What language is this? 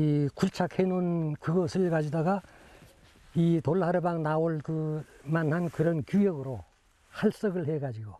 Korean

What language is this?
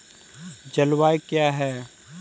Hindi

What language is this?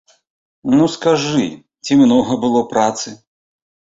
Belarusian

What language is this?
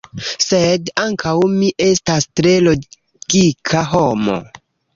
Esperanto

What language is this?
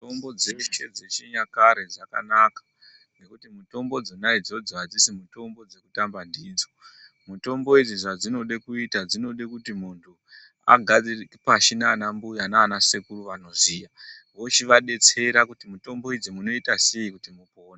Ndau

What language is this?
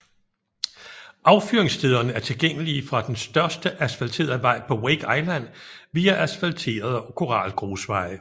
Danish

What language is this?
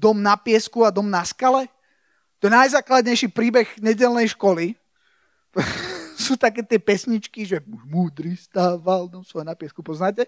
Slovak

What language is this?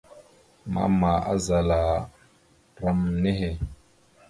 Mada (Cameroon)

